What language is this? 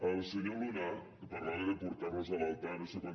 Catalan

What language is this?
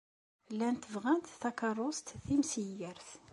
Kabyle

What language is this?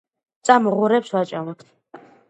Georgian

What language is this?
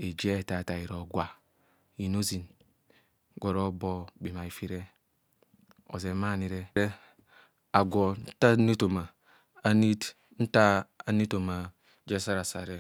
Kohumono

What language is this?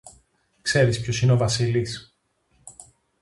Greek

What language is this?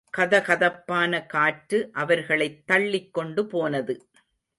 Tamil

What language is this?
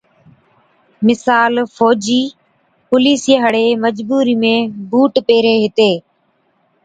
Od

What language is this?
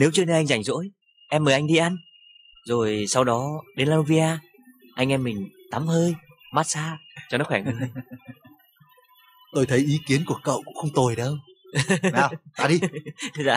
Vietnamese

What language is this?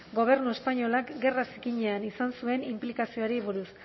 Basque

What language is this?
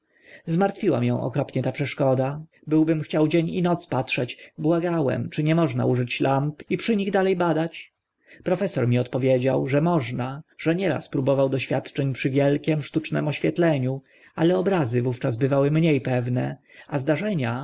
Polish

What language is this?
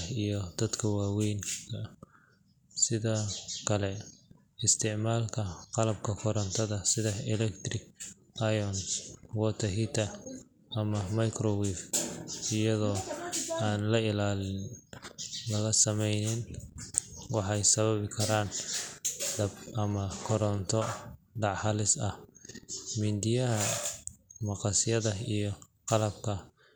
Somali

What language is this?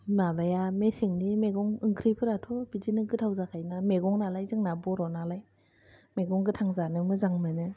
Bodo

